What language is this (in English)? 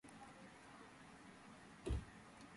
Georgian